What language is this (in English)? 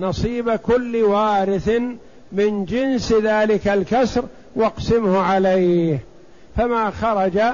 Arabic